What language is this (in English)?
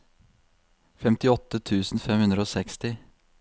Norwegian